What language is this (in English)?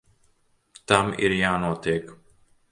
Latvian